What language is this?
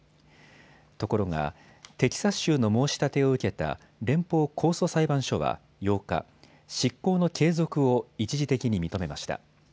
Japanese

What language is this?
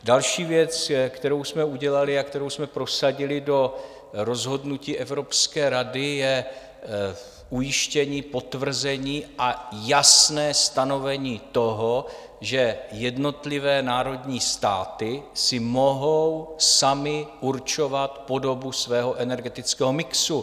Czech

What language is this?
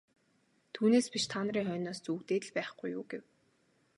Mongolian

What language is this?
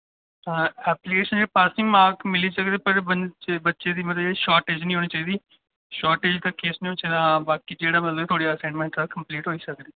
Dogri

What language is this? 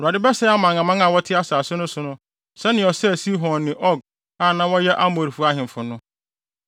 Akan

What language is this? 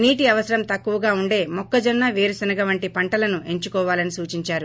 Telugu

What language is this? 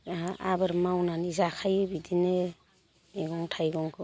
Bodo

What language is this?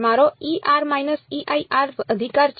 Gujarati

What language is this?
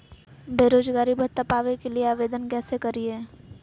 Magahi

